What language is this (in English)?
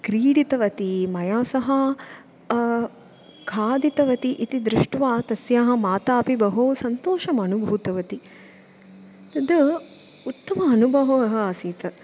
Sanskrit